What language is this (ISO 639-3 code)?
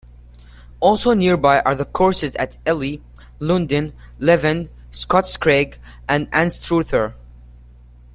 eng